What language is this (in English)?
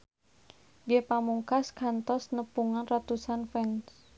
Sundanese